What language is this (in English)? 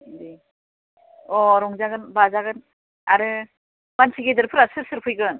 Bodo